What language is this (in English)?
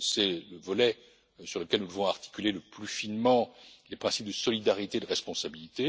French